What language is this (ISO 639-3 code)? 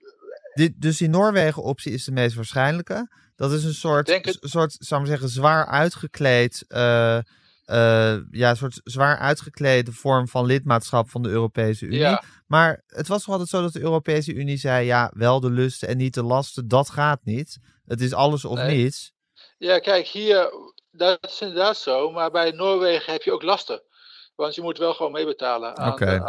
nld